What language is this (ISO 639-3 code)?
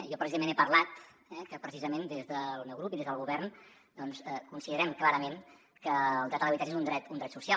cat